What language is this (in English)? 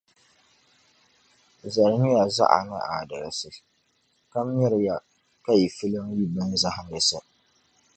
Dagbani